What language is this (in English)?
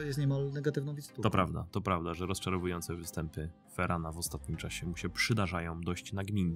Polish